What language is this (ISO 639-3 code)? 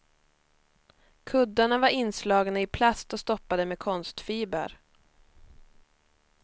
swe